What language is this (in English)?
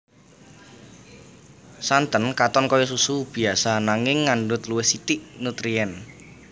Javanese